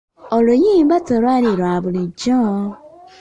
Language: Ganda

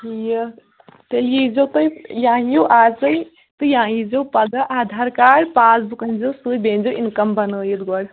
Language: Kashmiri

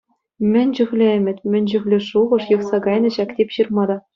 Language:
Chuvash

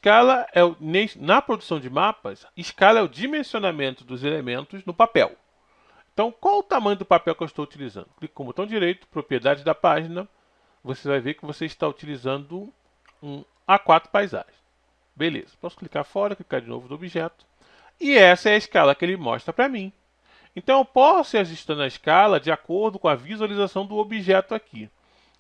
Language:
Portuguese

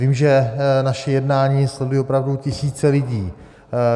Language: Czech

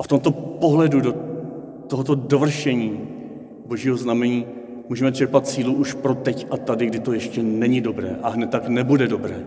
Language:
Czech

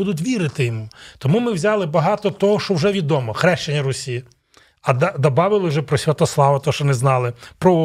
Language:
Ukrainian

